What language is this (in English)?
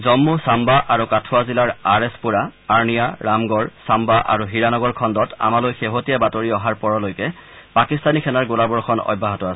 Assamese